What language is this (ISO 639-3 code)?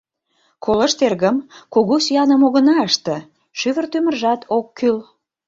chm